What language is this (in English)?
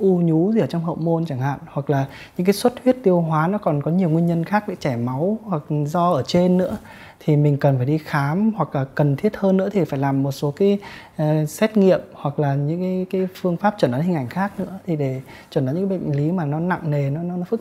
Vietnamese